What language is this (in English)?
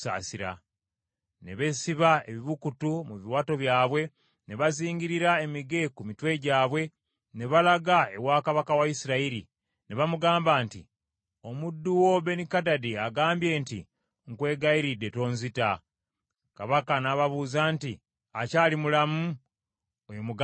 Ganda